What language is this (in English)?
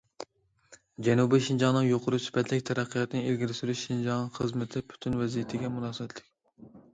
Uyghur